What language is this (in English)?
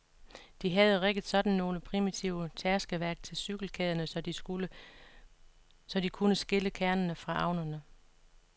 Danish